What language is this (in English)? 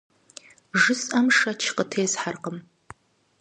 Kabardian